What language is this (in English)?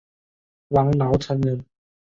Chinese